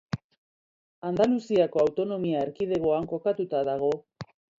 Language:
Basque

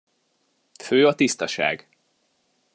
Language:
Hungarian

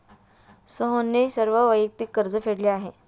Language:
Marathi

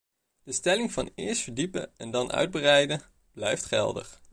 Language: Dutch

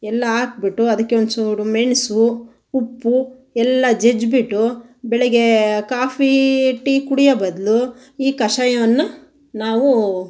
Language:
Kannada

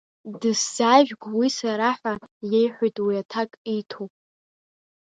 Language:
Abkhazian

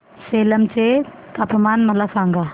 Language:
Marathi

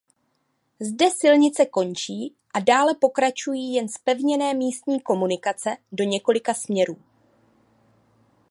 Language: Czech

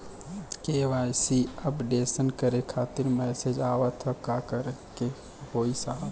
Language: Bhojpuri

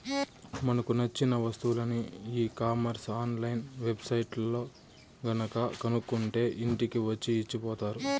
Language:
Telugu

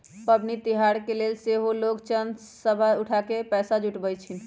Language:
Magahi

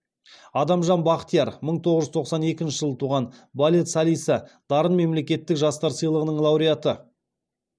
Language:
Kazakh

